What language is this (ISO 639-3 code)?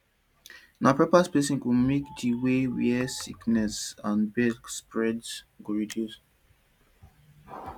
pcm